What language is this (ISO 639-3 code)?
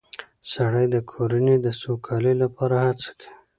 pus